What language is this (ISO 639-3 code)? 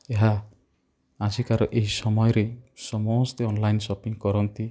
ori